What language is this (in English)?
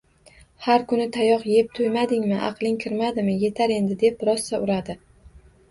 Uzbek